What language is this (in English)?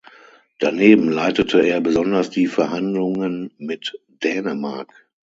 German